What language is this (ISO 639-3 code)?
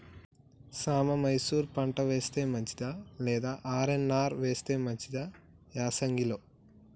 tel